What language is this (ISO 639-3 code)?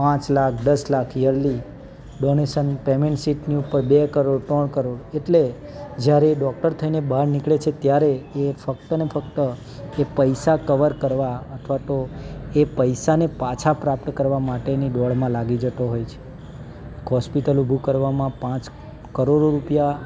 guj